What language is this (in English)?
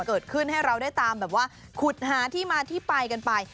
Thai